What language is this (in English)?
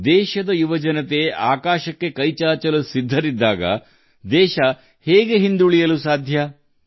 Kannada